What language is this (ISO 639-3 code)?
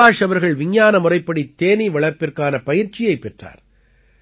tam